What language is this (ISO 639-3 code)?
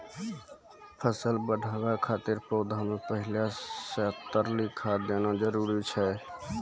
mai